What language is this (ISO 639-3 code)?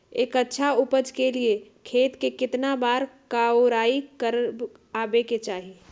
mag